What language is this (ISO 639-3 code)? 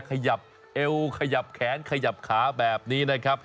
tha